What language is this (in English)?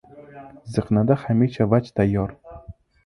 Uzbek